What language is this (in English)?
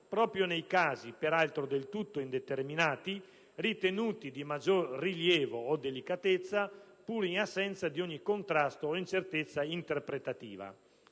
Italian